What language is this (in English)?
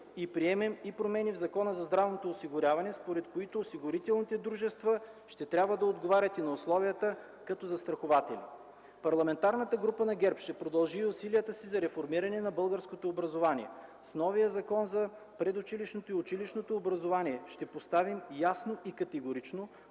Bulgarian